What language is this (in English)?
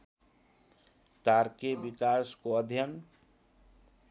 Nepali